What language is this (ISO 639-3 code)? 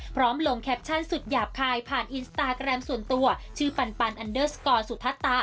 tha